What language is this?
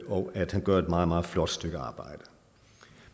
Danish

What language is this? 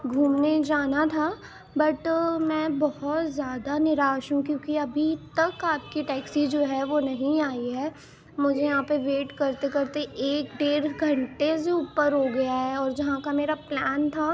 Urdu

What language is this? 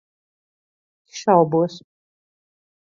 Latvian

